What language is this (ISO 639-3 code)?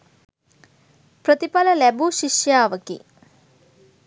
sin